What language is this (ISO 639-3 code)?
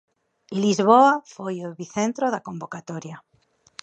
glg